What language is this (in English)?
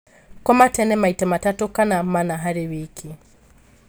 Kikuyu